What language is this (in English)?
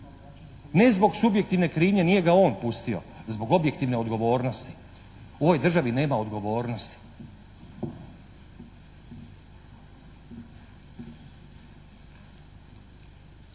Croatian